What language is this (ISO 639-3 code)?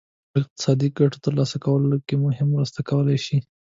pus